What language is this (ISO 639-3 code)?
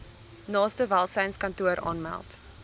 afr